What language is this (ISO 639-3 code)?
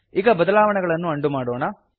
kan